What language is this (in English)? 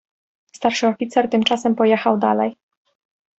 Polish